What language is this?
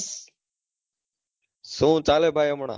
Gujarati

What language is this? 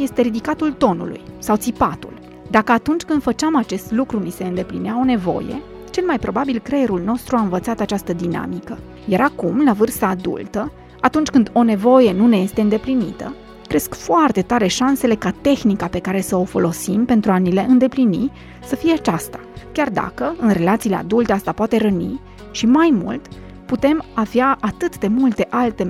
Romanian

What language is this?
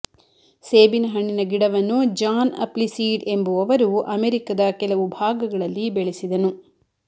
Kannada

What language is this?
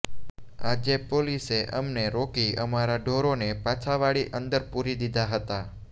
Gujarati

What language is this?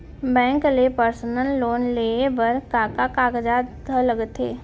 Chhattisgarhi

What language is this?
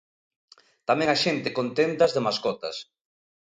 Galician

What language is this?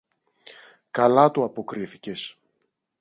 Greek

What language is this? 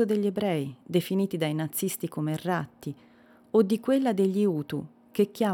Italian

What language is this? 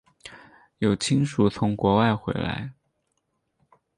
Chinese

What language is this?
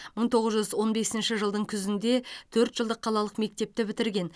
Kazakh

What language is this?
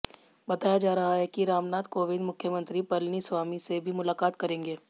Hindi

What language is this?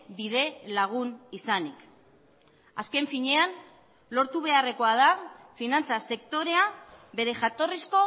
Basque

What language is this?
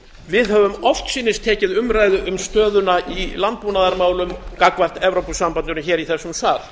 Icelandic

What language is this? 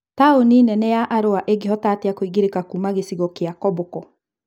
Kikuyu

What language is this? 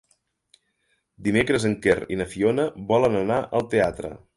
Catalan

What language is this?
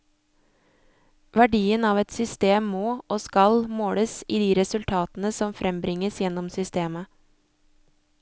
Norwegian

